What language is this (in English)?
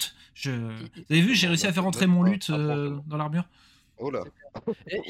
French